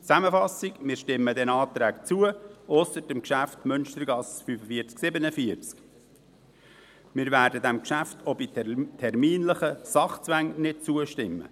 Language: Swiss German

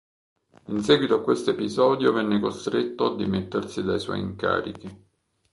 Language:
Italian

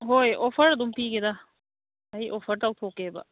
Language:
Manipuri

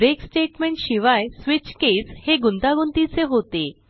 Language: Marathi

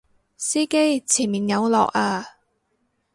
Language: Cantonese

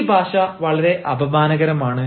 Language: Malayalam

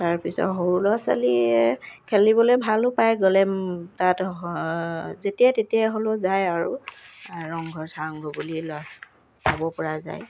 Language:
Assamese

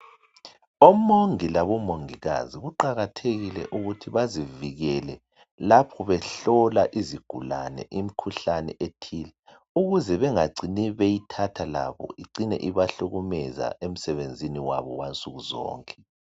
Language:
North Ndebele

